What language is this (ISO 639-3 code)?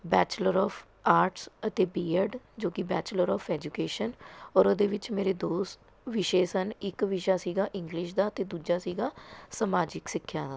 pan